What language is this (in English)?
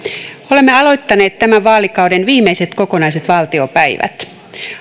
Finnish